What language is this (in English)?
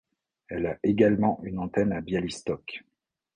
French